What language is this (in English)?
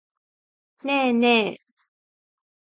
Japanese